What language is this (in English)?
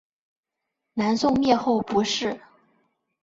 Chinese